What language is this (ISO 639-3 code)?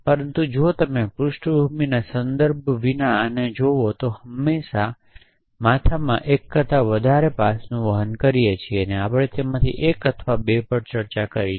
guj